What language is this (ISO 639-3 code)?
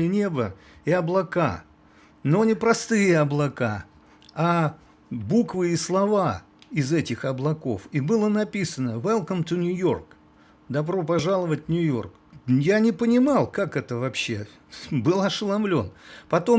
rus